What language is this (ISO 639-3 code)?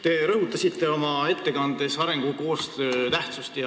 est